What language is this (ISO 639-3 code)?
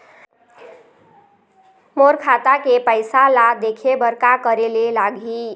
hne